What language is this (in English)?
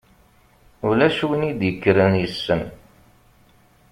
Kabyle